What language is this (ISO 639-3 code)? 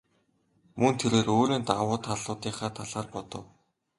mon